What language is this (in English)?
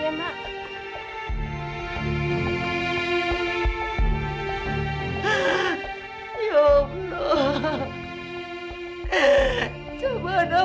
Indonesian